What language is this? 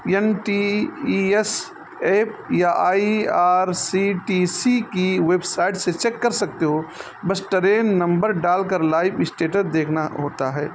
Urdu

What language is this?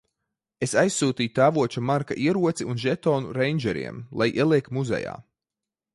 Latvian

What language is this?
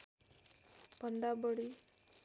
Nepali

